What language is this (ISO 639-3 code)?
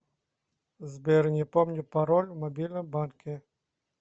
rus